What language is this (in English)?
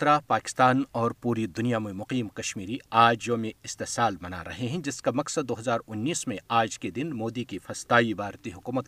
Urdu